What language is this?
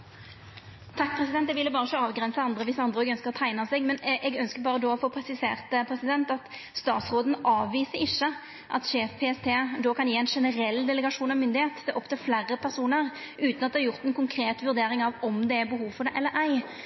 Norwegian Nynorsk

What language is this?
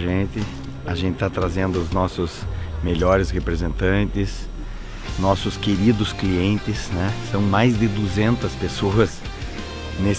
Portuguese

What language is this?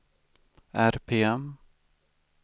Swedish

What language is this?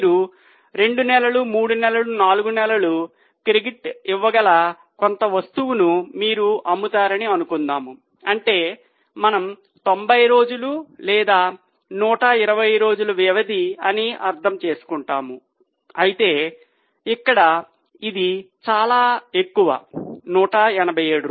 Telugu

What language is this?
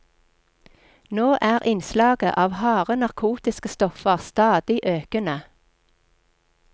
Norwegian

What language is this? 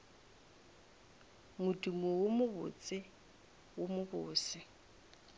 Northern Sotho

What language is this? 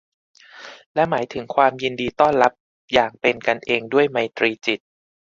Thai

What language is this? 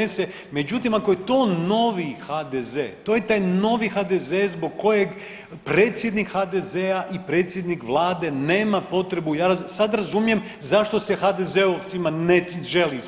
Croatian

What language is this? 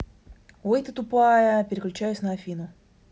Russian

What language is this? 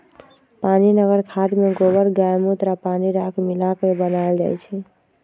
Magahi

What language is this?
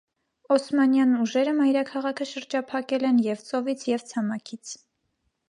Armenian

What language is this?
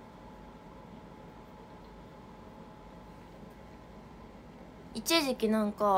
Japanese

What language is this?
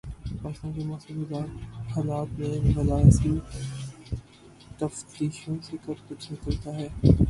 Urdu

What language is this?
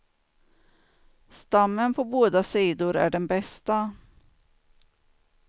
Swedish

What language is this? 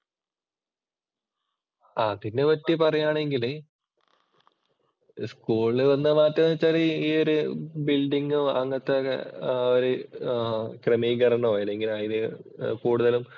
Malayalam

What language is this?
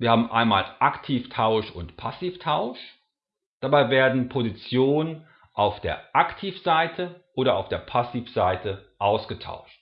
German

